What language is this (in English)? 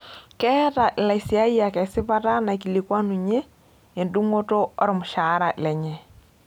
Masai